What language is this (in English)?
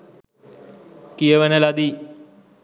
Sinhala